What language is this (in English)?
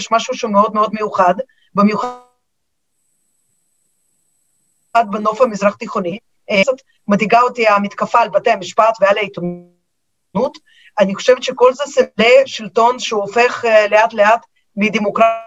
Hebrew